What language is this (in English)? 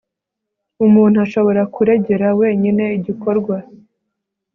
Kinyarwanda